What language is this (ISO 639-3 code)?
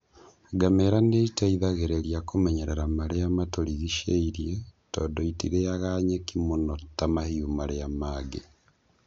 kik